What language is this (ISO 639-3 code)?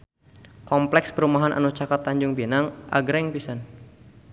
sun